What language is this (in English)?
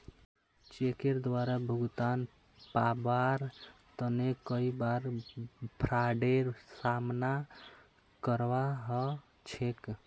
Magahi